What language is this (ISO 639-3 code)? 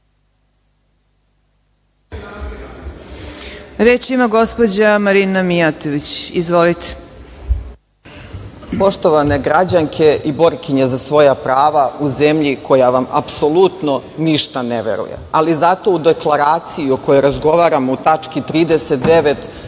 srp